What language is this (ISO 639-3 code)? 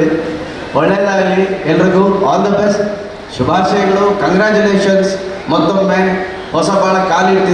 ind